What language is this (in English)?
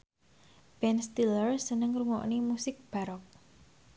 Javanese